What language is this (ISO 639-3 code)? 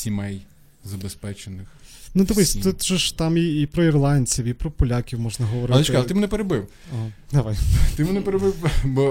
ukr